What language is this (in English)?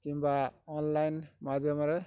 Odia